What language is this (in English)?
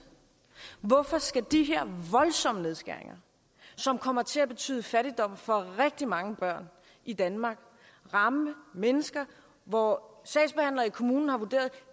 Danish